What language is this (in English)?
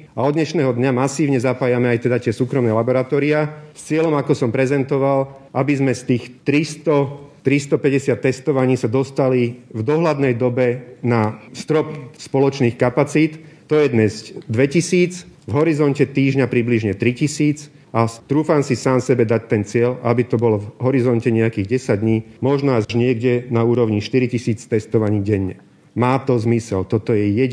Slovak